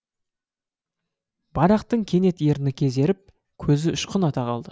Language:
Kazakh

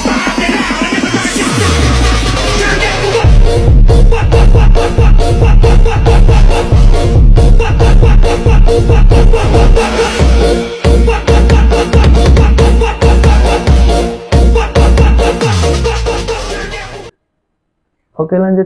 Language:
Indonesian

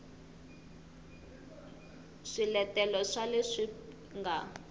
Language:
Tsonga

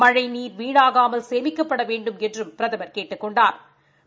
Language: Tamil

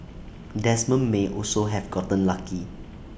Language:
English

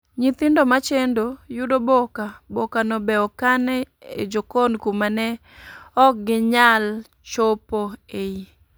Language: Luo (Kenya and Tanzania)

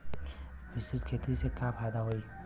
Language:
Bhojpuri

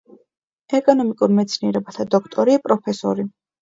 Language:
Georgian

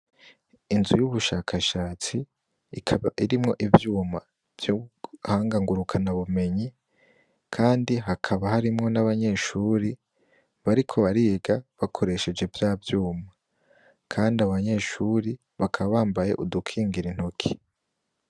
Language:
Rundi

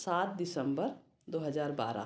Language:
Hindi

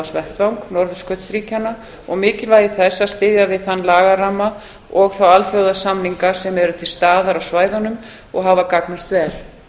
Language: Icelandic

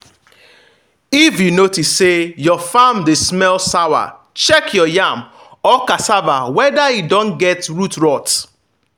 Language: Nigerian Pidgin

